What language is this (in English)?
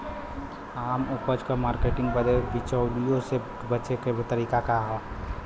Bhojpuri